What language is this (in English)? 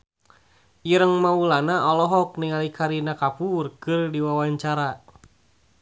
Sundanese